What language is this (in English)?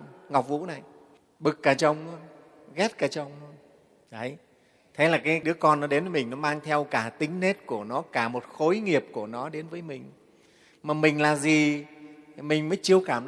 Vietnamese